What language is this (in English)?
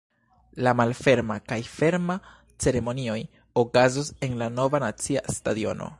Esperanto